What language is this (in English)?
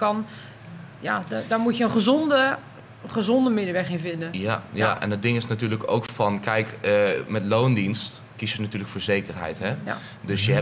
Dutch